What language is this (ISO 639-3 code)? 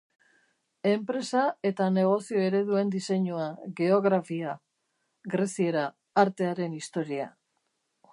eus